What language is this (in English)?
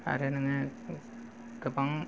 Bodo